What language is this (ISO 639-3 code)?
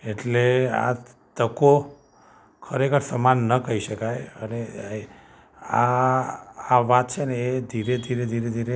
guj